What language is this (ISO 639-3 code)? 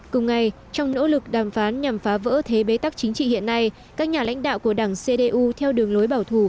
vie